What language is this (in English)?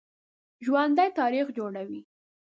Pashto